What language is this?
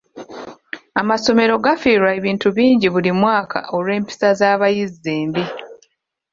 Ganda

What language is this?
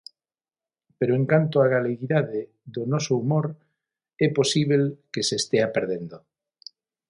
Galician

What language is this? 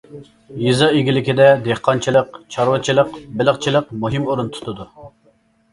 Uyghur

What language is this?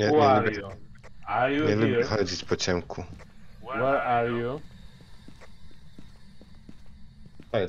Polish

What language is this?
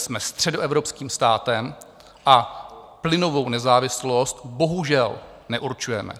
Czech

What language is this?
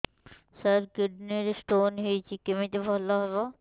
Odia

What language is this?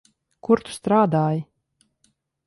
Latvian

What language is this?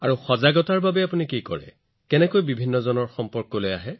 Assamese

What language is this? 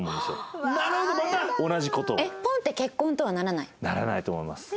Japanese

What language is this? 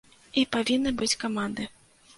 Belarusian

